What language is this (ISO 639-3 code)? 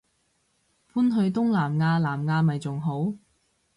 yue